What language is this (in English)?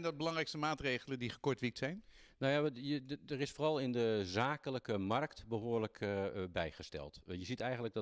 Dutch